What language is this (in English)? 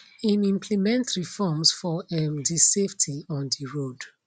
Nigerian Pidgin